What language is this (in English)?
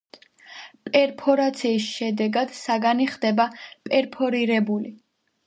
Georgian